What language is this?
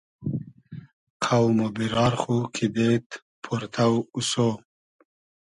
Hazaragi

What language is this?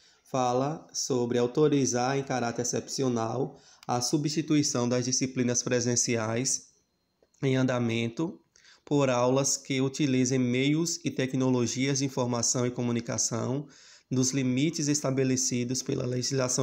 Portuguese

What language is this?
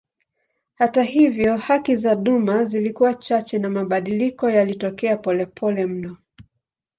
Swahili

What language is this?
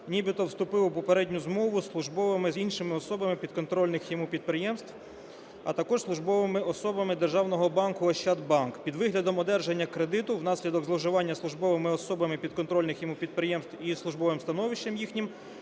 Ukrainian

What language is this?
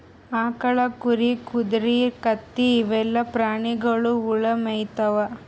Kannada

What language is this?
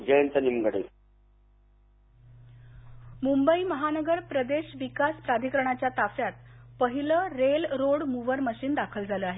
Marathi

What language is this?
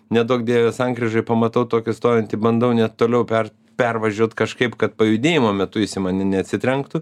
Lithuanian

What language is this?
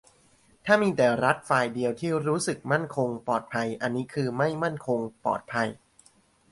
Thai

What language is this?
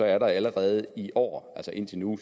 Danish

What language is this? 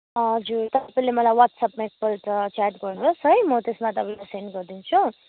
Nepali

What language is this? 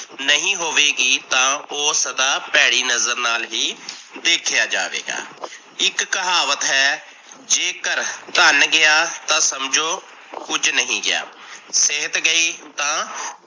Punjabi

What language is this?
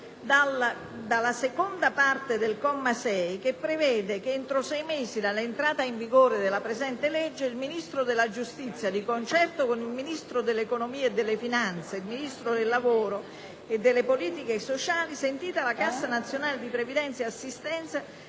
Italian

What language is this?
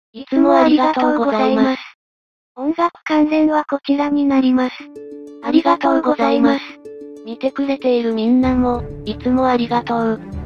Japanese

